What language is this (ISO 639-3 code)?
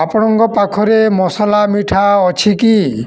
ori